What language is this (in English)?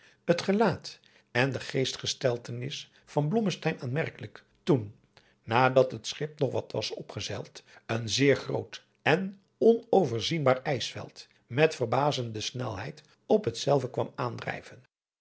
Dutch